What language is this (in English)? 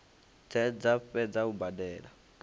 Venda